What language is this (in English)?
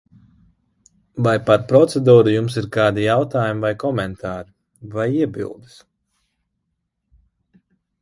Latvian